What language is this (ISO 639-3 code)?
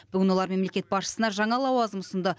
kaz